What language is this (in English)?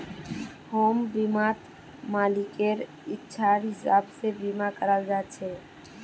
Magahi